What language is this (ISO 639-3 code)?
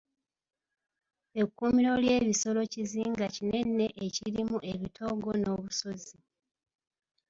lug